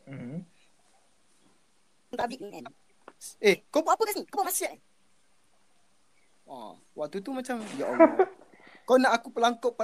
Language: Malay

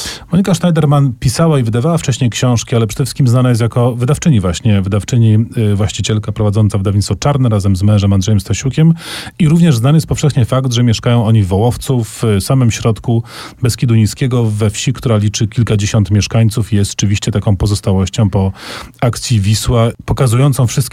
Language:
Polish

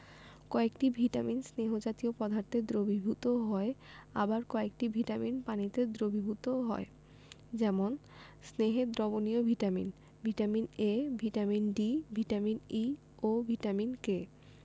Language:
Bangla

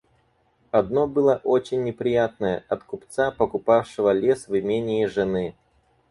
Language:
Russian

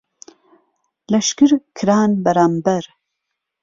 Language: Central Kurdish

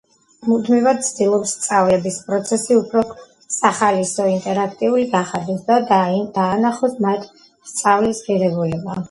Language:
Georgian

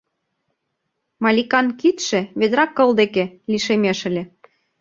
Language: Mari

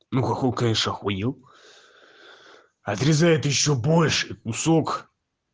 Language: Russian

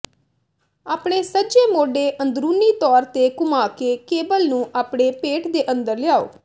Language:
Punjabi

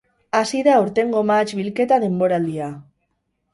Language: Basque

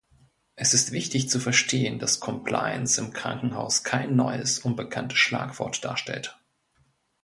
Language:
German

